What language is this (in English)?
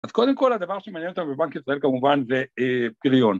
Hebrew